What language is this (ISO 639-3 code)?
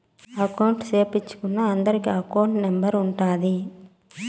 tel